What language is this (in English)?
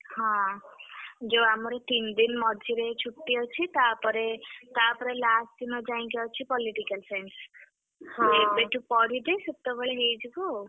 Odia